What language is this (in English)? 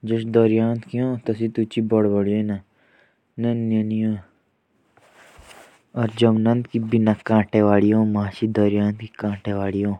Jaunsari